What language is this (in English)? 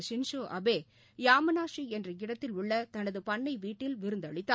Tamil